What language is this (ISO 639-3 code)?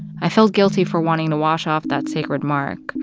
eng